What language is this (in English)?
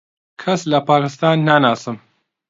Central Kurdish